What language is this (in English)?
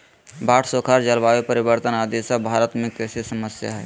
Magahi